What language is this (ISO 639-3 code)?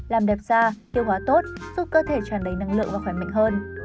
vie